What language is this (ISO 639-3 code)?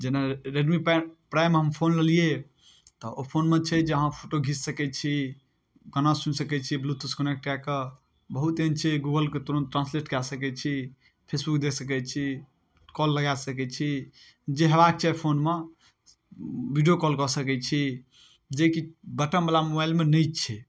mai